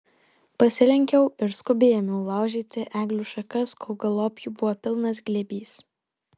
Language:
Lithuanian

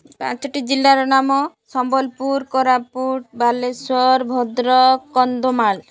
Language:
Odia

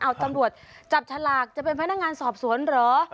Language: Thai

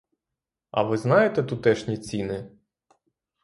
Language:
Ukrainian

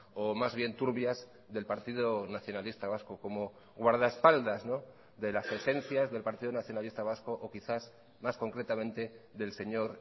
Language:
Spanish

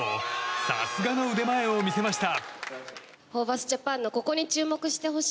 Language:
Japanese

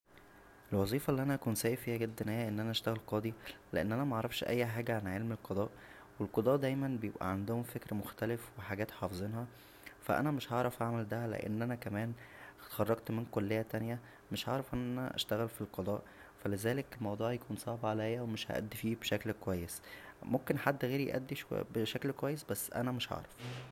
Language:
Egyptian Arabic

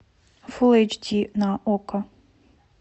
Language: Russian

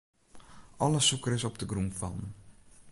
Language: Western Frisian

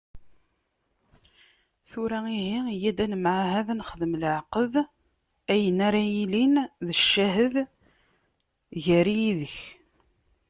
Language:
Kabyle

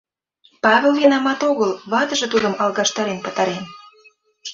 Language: Mari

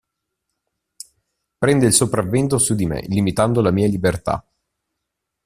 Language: Italian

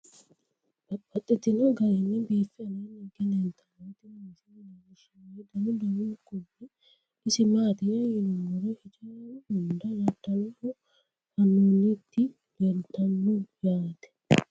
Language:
Sidamo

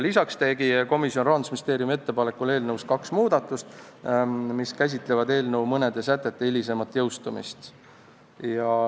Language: Estonian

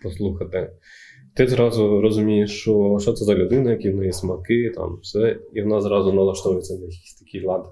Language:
Ukrainian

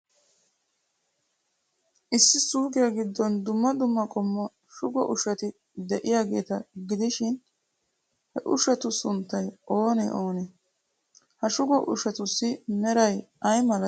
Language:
Wolaytta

